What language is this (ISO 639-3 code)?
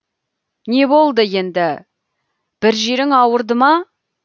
kaz